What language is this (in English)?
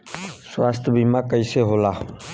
Bhojpuri